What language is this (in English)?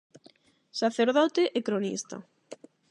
Galician